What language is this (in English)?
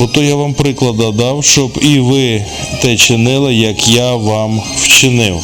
Ukrainian